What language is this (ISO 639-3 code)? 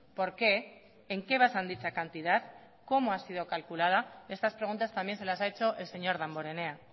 spa